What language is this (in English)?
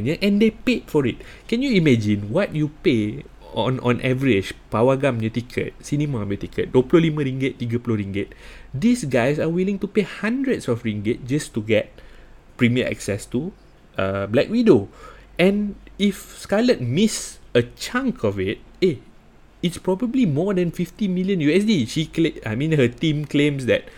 Malay